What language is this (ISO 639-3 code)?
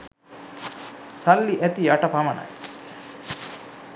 sin